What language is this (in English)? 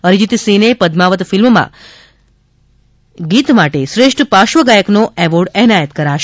Gujarati